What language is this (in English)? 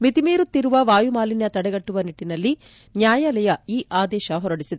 Kannada